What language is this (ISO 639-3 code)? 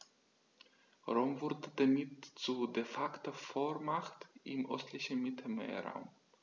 deu